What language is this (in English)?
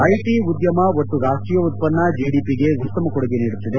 Kannada